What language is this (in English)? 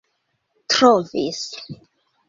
Esperanto